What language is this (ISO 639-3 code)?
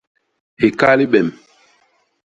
bas